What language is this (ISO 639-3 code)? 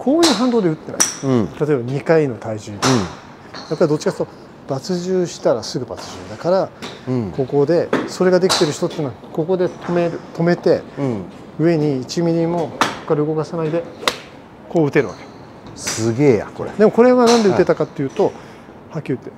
jpn